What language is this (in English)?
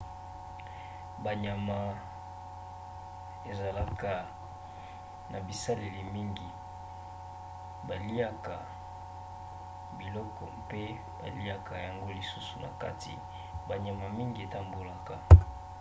Lingala